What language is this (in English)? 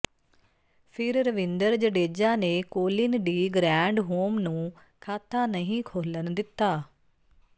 Punjabi